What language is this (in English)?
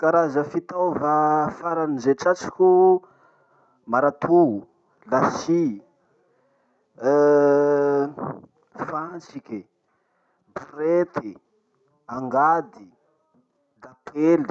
Masikoro Malagasy